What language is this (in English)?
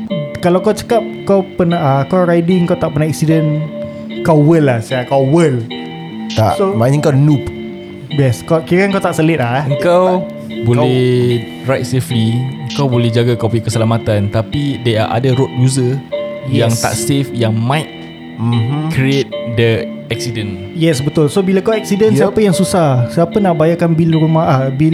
Malay